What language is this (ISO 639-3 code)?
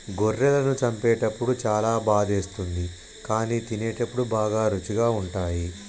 tel